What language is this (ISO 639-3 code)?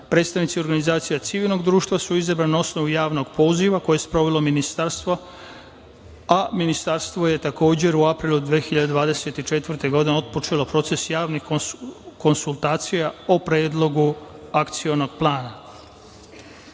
srp